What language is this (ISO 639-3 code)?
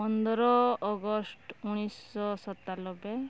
ori